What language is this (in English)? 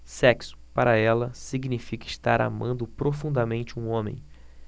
Portuguese